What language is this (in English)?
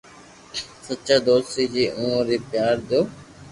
Loarki